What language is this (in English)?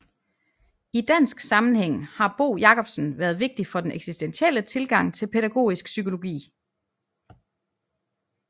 Danish